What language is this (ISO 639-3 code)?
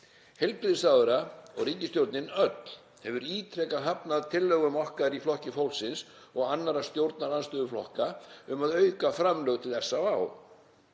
isl